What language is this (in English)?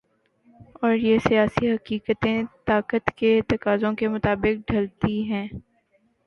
Urdu